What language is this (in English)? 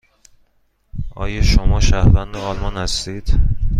Persian